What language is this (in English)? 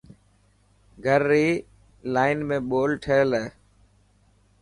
Dhatki